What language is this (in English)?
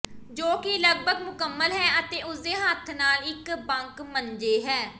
Punjabi